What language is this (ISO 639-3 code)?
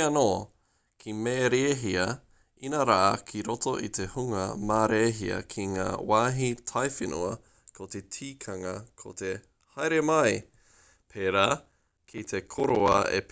mri